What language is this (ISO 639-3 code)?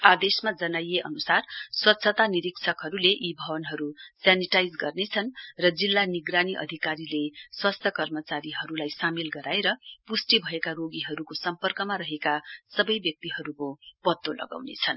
nep